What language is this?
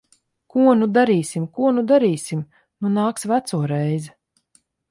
Latvian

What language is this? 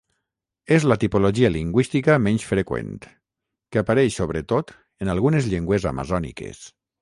Catalan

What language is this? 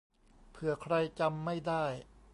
Thai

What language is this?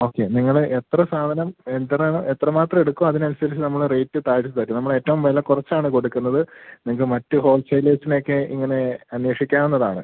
Malayalam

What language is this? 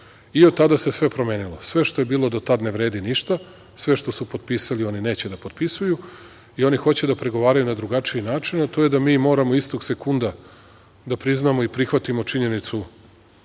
Serbian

